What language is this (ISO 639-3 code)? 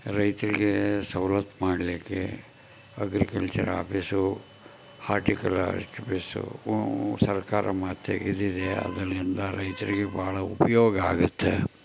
kan